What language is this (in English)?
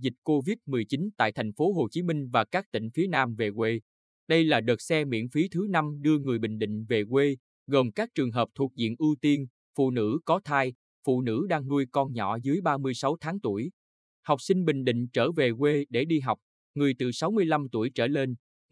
Vietnamese